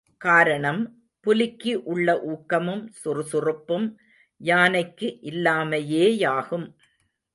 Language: Tamil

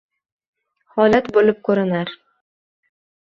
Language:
Uzbek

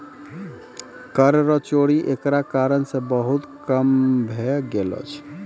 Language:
Maithili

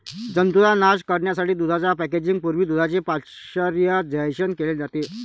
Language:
Marathi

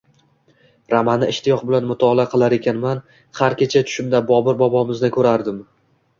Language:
Uzbek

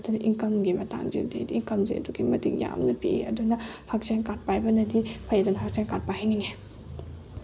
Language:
Manipuri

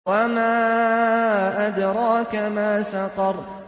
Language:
Arabic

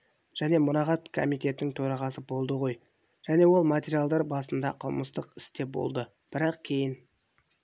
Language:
Kazakh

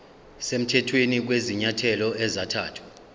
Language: Zulu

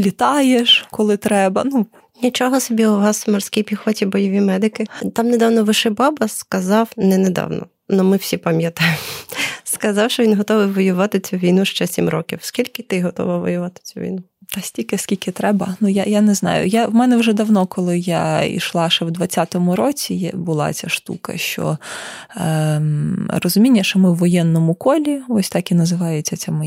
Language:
Ukrainian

